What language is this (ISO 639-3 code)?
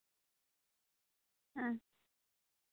sat